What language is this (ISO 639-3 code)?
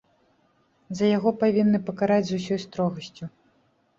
bel